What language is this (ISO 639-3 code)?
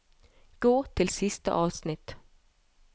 nor